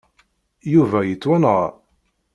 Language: Kabyle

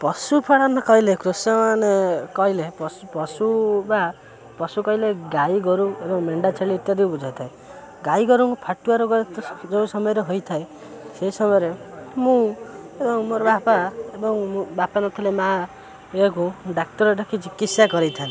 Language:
Odia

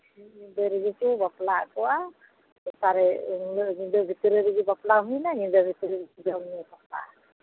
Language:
Santali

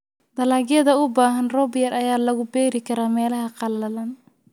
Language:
Somali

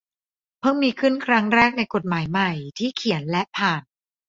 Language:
Thai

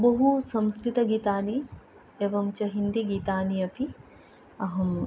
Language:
Sanskrit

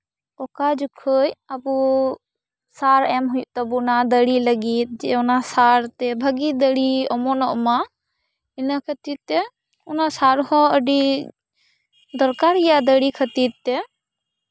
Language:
Santali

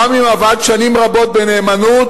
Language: Hebrew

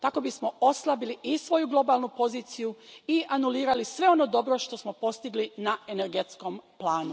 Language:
Croatian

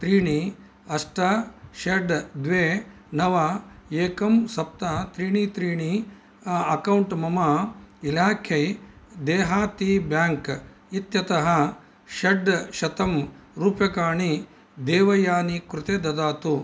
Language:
Sanskrit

